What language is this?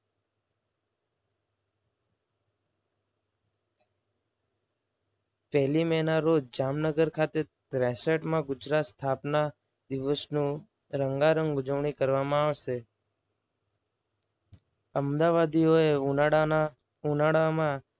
Gujarati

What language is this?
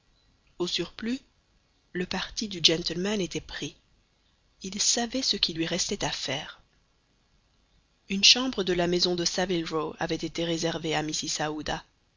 French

